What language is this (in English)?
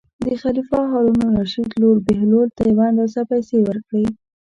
Pashto